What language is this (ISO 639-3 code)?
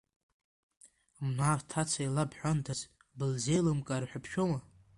abk